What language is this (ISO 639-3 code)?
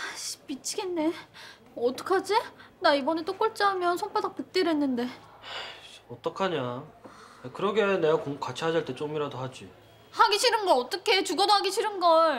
kor